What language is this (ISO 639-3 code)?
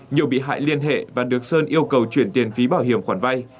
vie